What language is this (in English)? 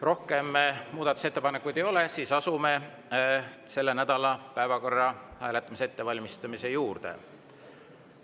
Estonian